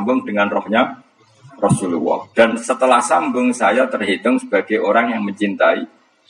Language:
Indonesian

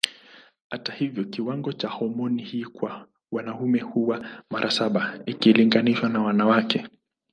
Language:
Swahili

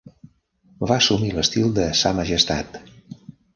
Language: Catalan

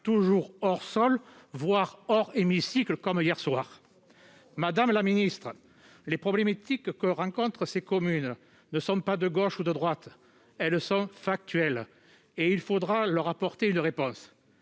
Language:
French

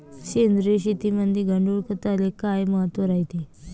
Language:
Marathi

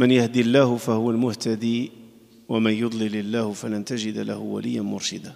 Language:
Arabic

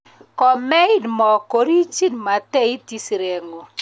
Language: Kalenjin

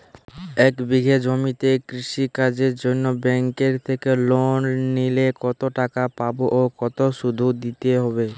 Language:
Bangla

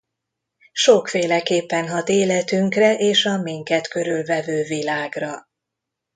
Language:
Hungarian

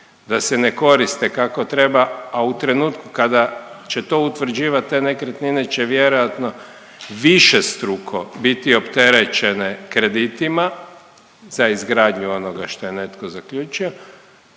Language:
Croatian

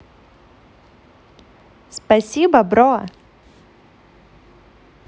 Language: Russian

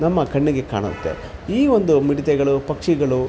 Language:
Kannada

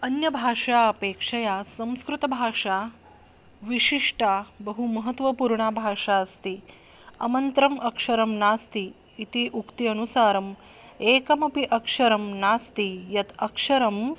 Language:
Sanskrit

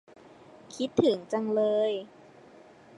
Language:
Thai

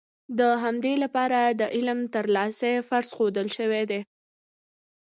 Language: Pashto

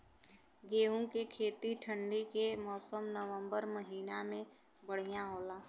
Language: Bhojpuri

